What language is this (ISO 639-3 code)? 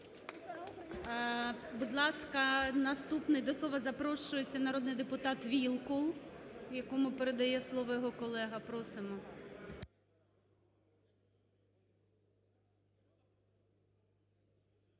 ukr